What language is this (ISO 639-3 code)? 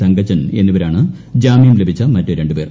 mal